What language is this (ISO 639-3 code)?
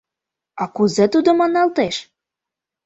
chm